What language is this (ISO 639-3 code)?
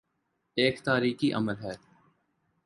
urd